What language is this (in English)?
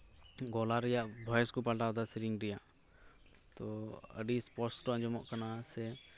Santali